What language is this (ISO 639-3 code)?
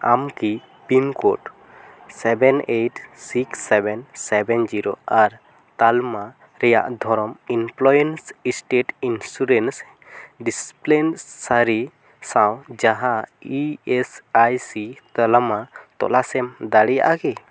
sat